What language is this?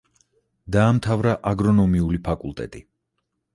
Georgian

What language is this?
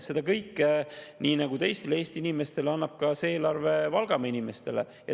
Estonian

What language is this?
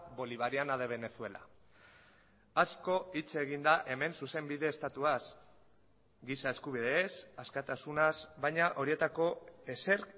Basque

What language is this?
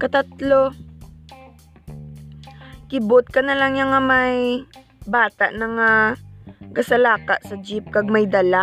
Filipino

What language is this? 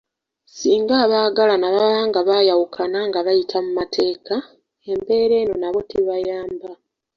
Ganda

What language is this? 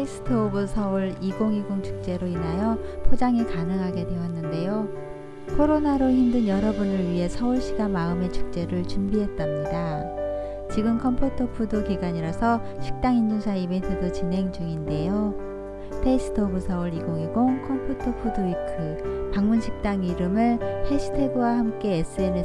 Korean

